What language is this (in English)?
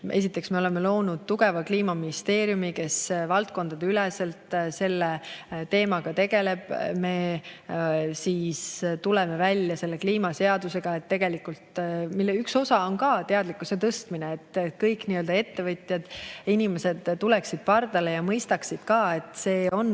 Estonian